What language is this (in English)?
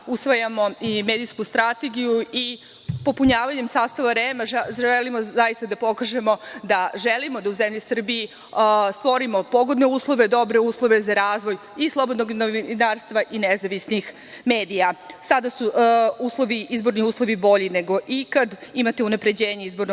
Serbian